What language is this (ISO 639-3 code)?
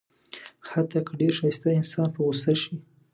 pus